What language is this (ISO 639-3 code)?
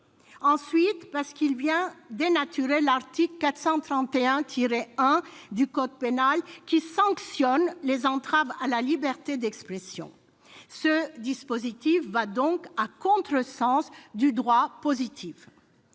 fra